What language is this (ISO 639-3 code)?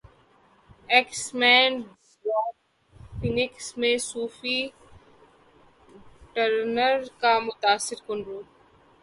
urd